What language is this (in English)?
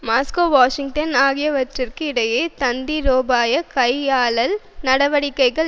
Tamil